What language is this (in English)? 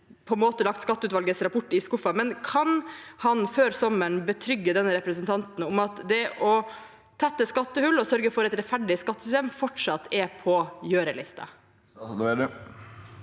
Norwegian